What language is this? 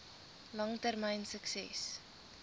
Afrikaans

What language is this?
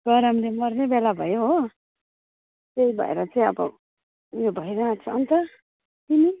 Nepali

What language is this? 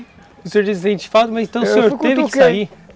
Portuguese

